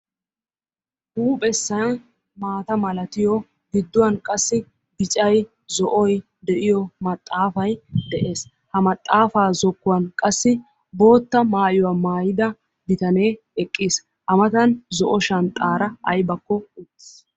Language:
Wolaytta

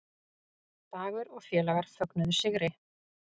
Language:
Icelandic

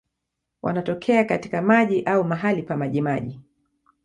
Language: Swahili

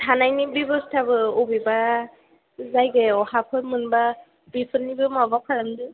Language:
Bodo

